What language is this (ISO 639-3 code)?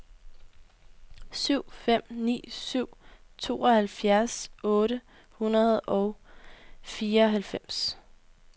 dan